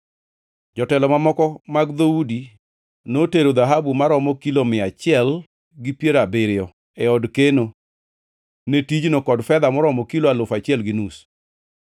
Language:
Luo (Kenya and Tanzania)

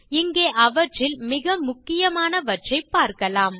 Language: Tamil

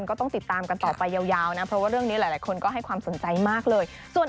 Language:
Thai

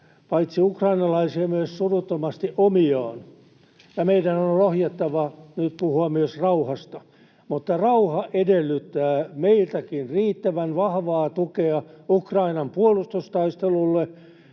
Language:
Finnish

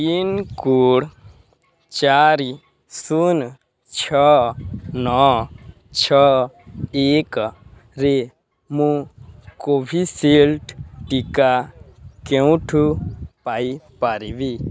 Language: Odia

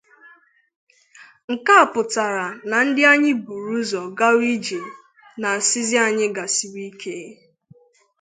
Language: Igbo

